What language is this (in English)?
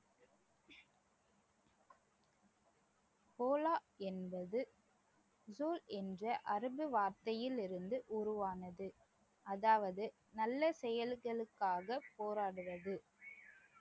Tamil